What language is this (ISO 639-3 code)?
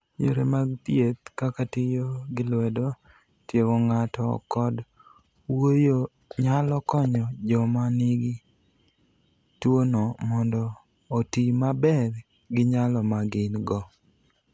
luo